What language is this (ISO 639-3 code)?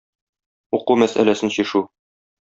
tat